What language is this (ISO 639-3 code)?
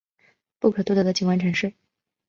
zho